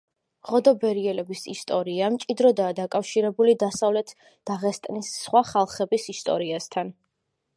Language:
Georgian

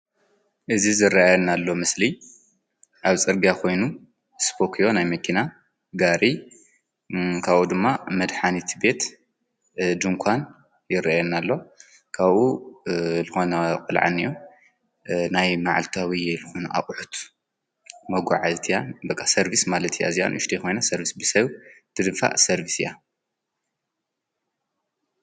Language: Tigrinya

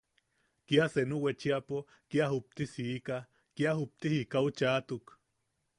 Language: Yaqui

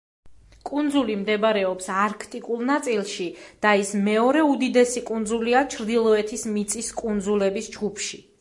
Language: Georgian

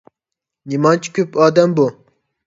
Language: Uyghur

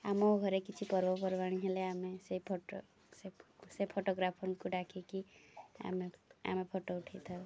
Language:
Odia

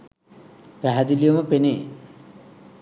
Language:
Sinhala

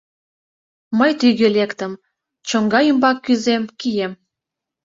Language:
Mari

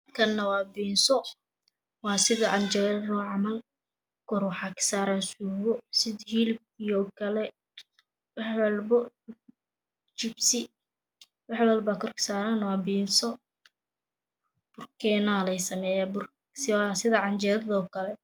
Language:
Somali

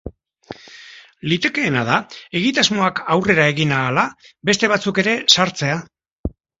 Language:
Basque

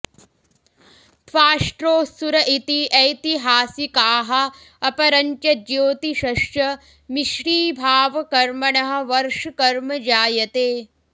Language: Sanskrit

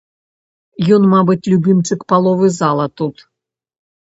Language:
Belarusian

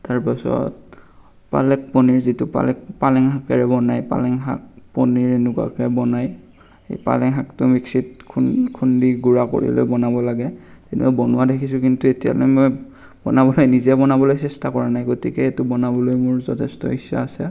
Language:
Assamese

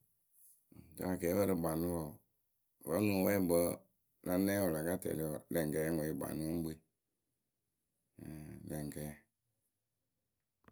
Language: Akebu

